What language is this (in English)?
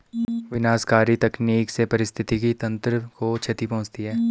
Hindi